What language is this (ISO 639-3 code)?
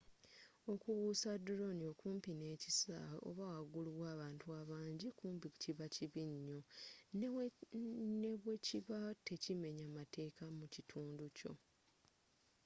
lug